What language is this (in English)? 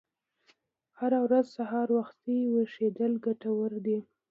Pashto